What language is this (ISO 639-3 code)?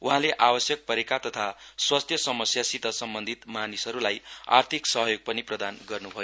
nep